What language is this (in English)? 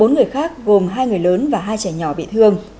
Vietnamese